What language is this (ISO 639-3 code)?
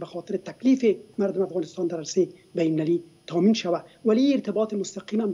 fas